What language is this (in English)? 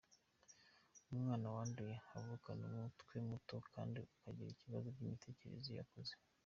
Kinyarwanda